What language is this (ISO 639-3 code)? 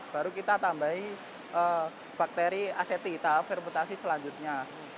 ind